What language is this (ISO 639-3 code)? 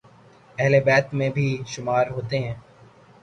urd